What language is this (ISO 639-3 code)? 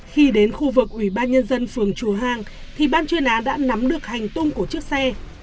vie